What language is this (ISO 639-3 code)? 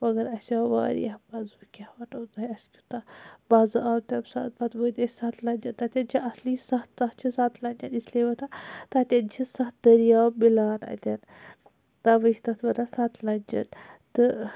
kas